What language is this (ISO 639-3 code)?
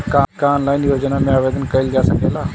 bho